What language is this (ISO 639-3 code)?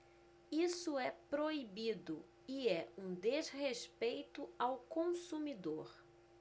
por